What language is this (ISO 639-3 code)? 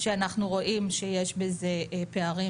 heb